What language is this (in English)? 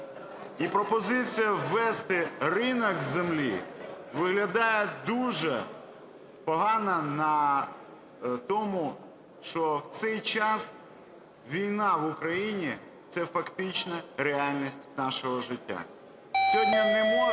Ukrainian